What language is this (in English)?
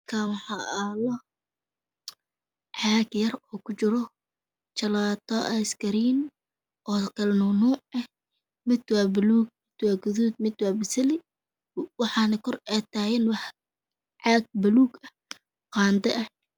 Somali